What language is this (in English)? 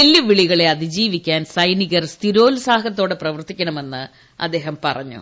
Malayalam